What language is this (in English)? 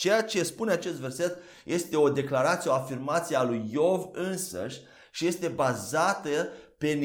Romanian